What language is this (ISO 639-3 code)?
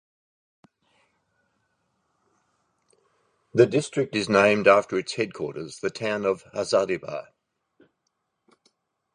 eng